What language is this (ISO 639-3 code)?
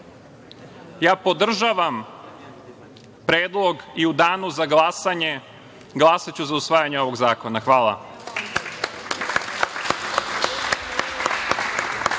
srp